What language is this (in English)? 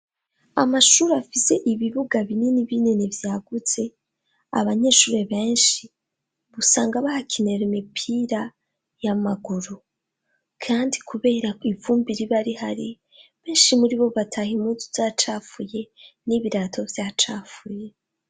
Rundi